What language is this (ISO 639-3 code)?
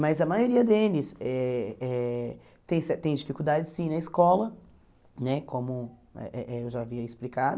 por